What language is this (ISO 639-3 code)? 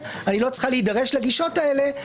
heb